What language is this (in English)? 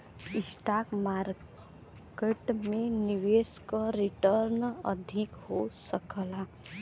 Bhojpuri